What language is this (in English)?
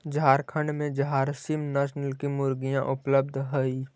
Magahi